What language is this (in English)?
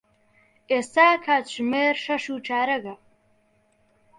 Central Kurdish